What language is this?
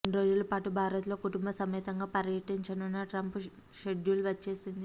Telugu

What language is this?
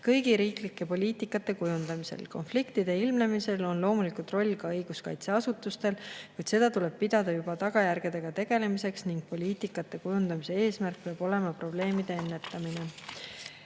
Estonian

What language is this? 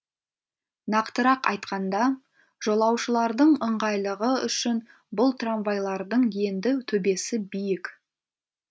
Kazakh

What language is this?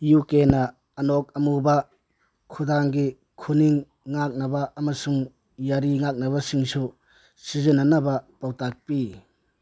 Manipuri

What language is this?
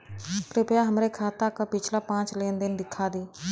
Bhojpuri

